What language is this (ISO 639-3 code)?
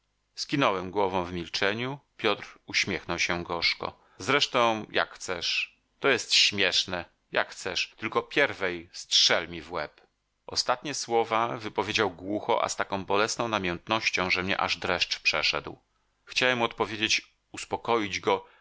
pol